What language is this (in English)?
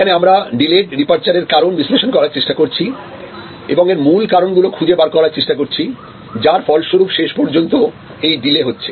Bangla